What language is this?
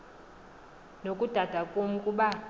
Xhosa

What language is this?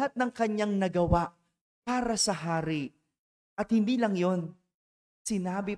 Filipino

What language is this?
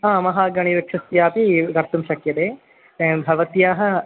Sanskrit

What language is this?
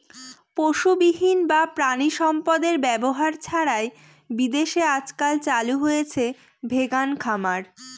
Bangla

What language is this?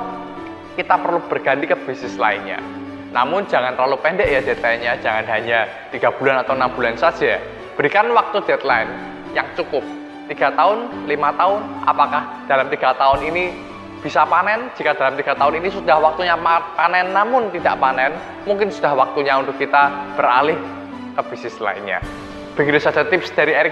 Indonesian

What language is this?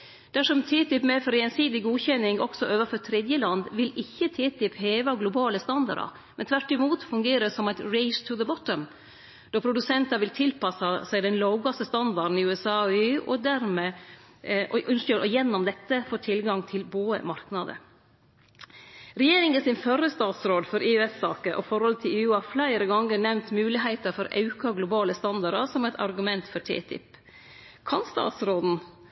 Norwegian Nynorsk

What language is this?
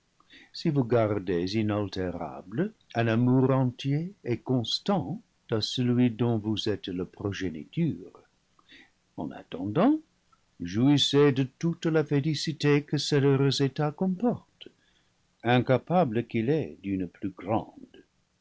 French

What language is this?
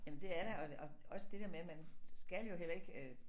Danish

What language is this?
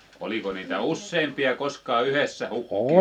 Finnish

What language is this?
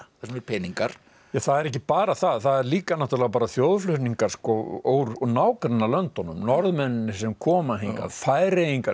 Icelandic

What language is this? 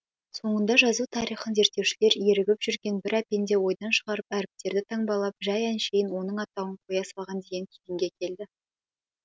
Kazakh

